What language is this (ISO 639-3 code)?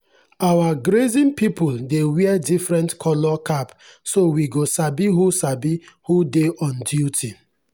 pcm